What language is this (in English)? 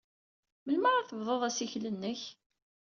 Kabyle